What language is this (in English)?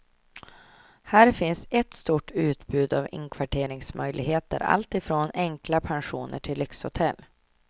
Swedish